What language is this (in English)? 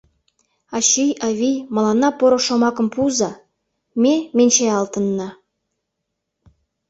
Mari